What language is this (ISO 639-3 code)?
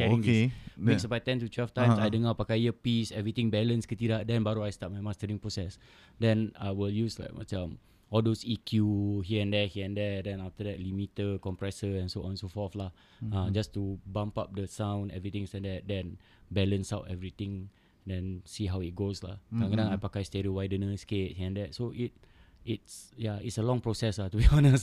msa